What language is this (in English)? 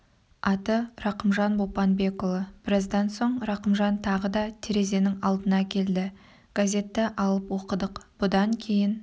Kazakh